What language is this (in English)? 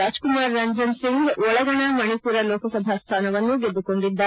Kannada